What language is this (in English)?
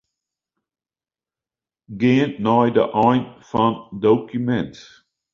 Western Frisian